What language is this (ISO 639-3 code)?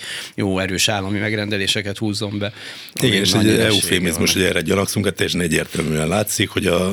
hun